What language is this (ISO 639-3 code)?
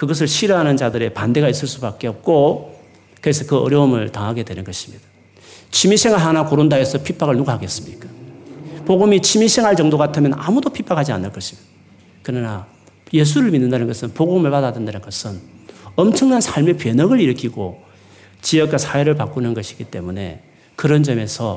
kor